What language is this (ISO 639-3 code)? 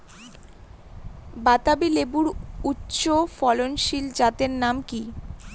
ben